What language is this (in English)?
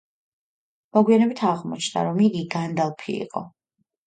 Georgian